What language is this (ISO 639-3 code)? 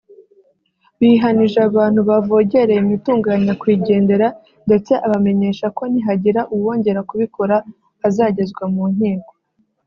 kin